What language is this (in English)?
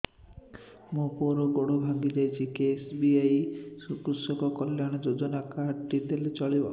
Odia